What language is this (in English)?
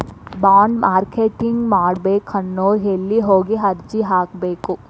Kannada